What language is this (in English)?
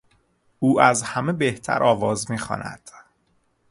Persian